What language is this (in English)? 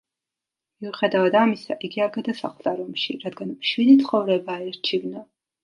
Georgian